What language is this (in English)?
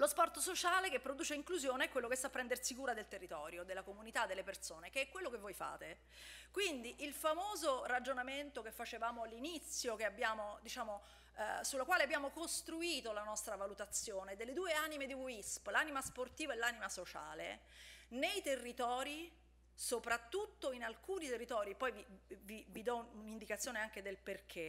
Italian